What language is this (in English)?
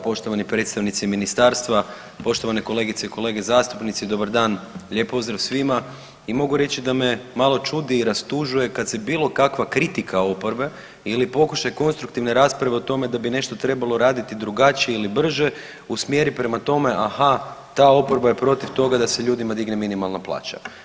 Croatian